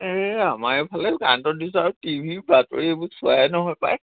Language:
Assamese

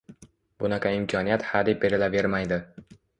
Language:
Uzbek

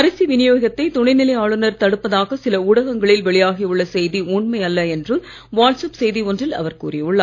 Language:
Tamil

